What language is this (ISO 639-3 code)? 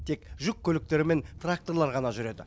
kaz